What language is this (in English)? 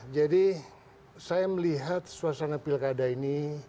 Indonesian